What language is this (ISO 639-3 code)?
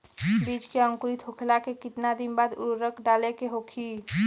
bho